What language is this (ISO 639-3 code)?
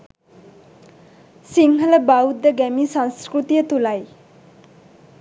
sin